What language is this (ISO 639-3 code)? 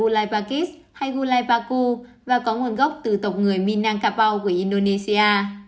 vie